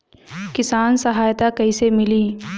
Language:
Bhojpuri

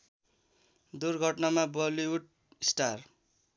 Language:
Nepali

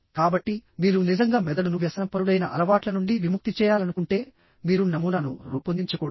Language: Telugu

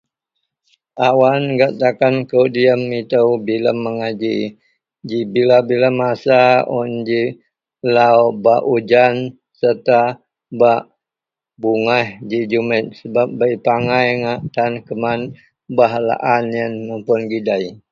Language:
Central Melanau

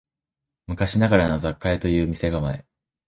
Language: Japanese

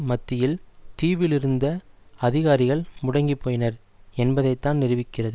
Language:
Tamil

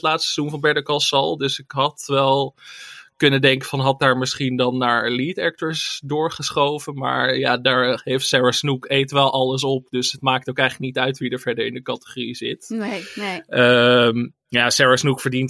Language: Dutch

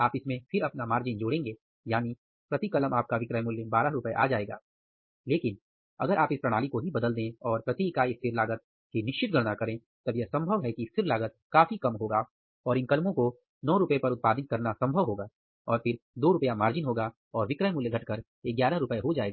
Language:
Hindi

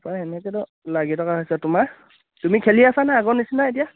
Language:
Assamese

